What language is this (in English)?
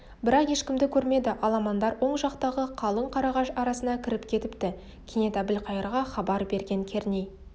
Kazakh